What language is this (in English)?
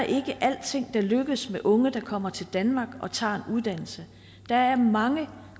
Danish